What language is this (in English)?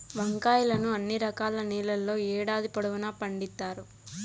Telugu